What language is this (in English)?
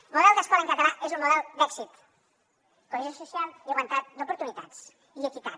Catalan